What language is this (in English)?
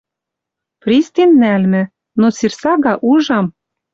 Western Mari